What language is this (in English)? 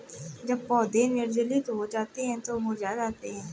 Hindi